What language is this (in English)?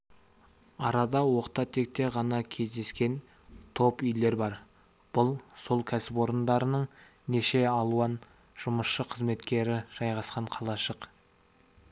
Kazakh